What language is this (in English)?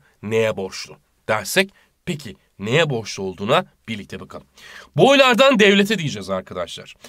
Turkish